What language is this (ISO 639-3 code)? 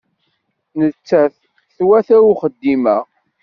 kab